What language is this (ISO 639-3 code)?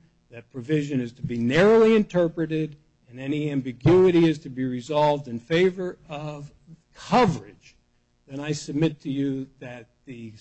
eng